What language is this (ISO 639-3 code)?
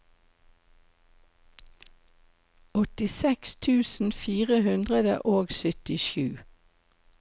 nor